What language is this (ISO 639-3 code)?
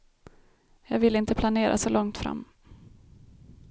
swe